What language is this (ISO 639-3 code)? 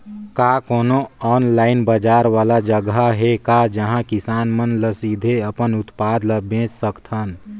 hne